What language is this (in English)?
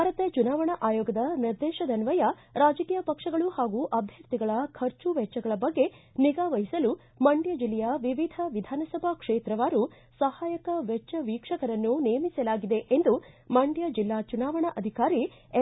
Kannada